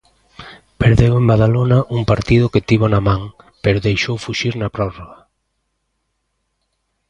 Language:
Galician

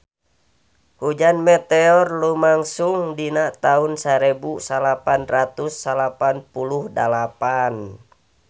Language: Sundanese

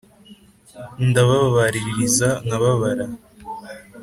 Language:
Kinyarwanda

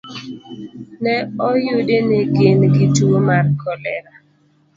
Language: Luo (Kenya and Tanzania)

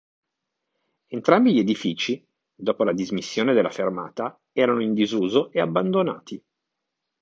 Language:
Italian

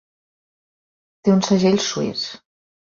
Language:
Catalan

